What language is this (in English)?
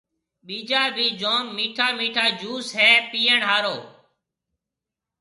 Marwari (Pakistan)